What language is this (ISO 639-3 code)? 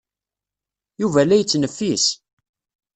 kab